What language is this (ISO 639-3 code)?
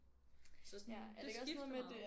dan